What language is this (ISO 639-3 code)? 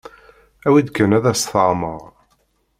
kab